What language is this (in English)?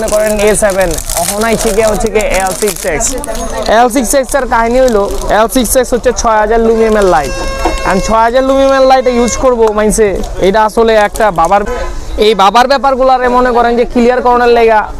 Indonesian